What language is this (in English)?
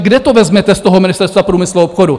Czech